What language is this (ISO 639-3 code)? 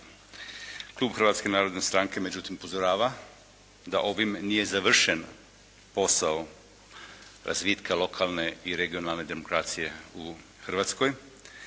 hrv